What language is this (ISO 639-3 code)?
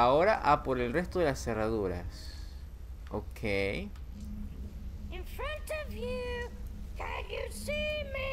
spa